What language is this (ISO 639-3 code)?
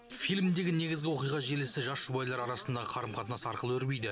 kaz